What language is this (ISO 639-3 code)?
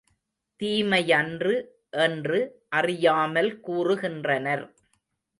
tam